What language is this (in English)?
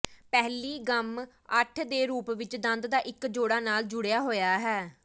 Punjabi